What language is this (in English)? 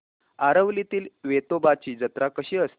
Marathi